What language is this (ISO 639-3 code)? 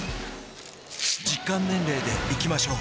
jpn